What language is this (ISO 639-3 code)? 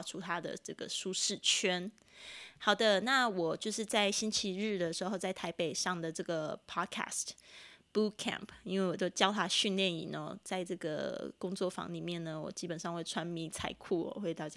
zho